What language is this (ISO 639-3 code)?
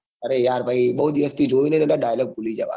guj